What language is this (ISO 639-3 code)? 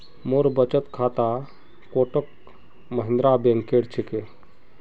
mag